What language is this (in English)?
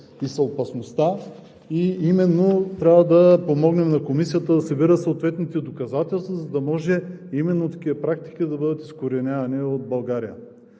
Bulgarian